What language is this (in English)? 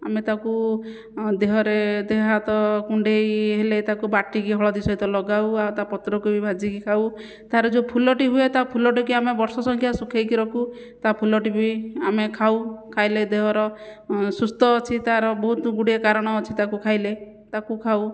Odia